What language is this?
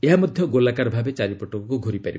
Odia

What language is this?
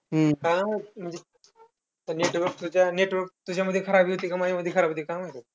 Marathi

